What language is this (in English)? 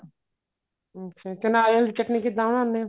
Punjabi